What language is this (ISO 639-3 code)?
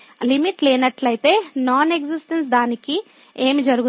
tel